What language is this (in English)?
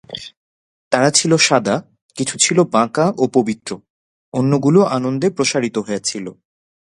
Bangla